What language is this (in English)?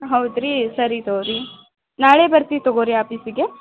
Kannada